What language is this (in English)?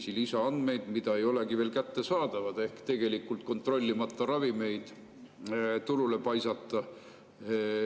Estonian